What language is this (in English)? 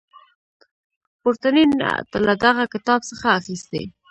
Pashto